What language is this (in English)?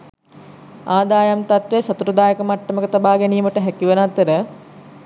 Sinhala